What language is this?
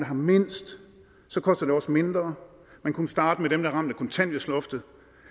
Danish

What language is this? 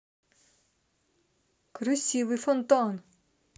Russian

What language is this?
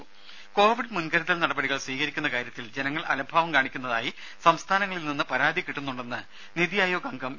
Malayalam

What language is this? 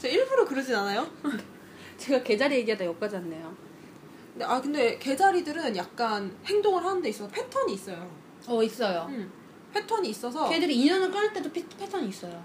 Korean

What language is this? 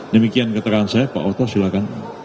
Indonesian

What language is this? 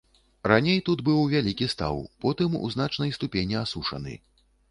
Belarusian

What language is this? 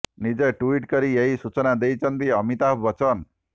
Odia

